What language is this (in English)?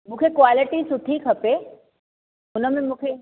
Sindhi